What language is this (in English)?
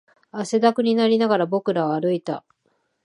Japanese